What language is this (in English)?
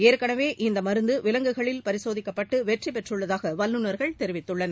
Tamil